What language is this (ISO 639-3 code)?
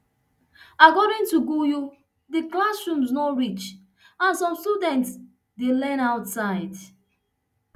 pcm